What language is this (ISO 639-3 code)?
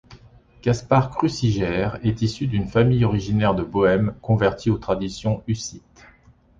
fra